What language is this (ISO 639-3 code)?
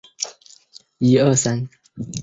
zho